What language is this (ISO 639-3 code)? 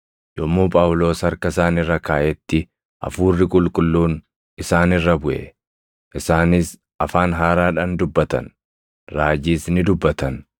orm